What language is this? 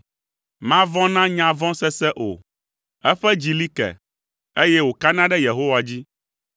Ewe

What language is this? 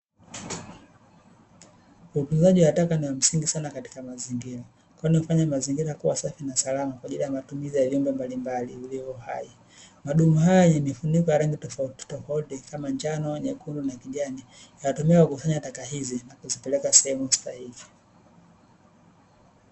Swahili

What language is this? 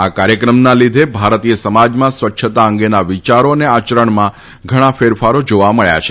Gujarati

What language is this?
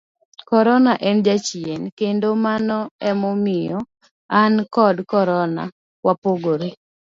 Luo (Kenya and Tanzania)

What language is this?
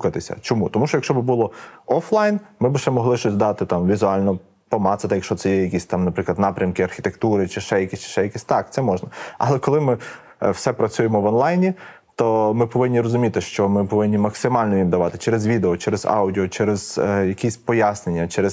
Ukrainian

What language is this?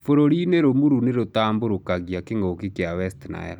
Kikuyu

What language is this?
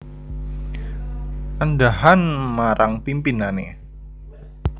Javanese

